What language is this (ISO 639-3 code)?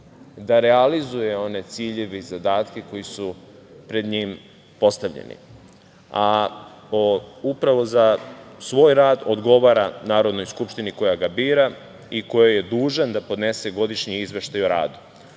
srp